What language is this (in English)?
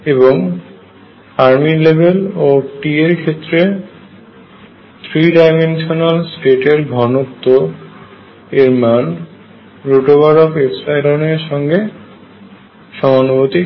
Bangla